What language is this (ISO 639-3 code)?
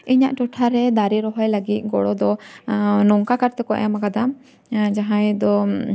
sat